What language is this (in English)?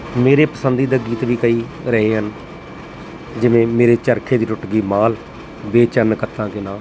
Punjabi